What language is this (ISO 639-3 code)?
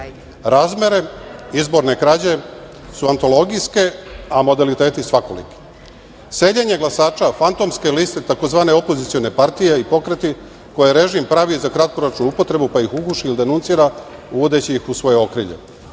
srp